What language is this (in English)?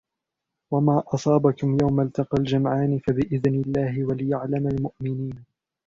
Arabic